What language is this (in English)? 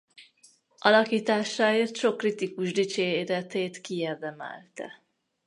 Hungarian